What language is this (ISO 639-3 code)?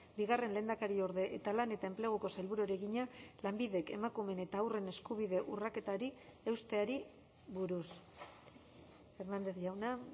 eus